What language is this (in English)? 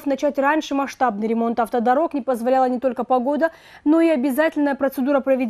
Russian